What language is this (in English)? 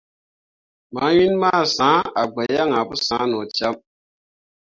Mundang